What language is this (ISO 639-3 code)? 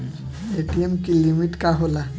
bho